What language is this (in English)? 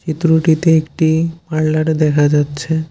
Bangla